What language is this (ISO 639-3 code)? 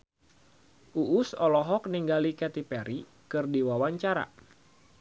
sun